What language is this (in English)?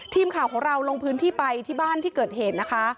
Thai